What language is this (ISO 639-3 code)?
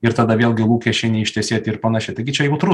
lit